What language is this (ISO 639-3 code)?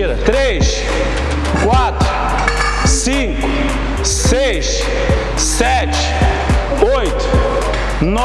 por